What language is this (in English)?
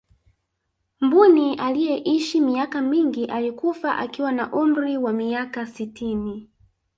Swahili